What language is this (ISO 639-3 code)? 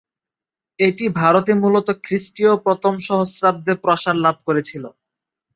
ben